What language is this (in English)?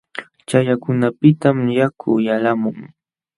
Jauja Wanca Quechua